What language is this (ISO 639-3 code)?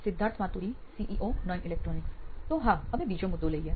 guj